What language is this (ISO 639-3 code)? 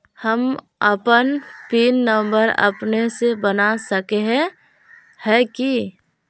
mag